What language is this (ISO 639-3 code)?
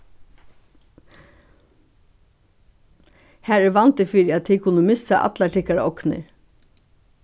fao